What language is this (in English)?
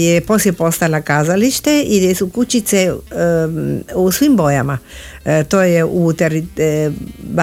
Croatian